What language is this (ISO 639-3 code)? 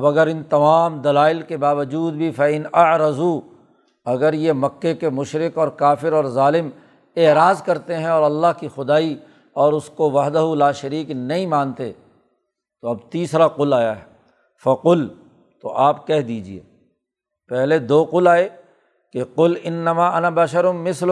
urd